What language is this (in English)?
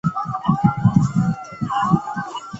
Chinese